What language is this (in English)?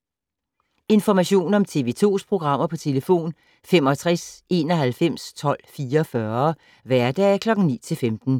Danish